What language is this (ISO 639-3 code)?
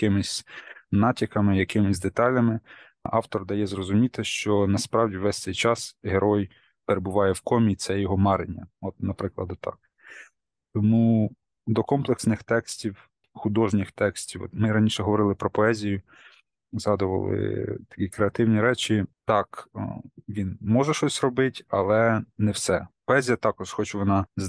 ukr